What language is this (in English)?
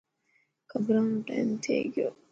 Dhatki